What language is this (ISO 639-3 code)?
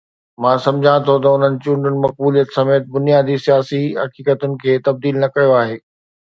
snd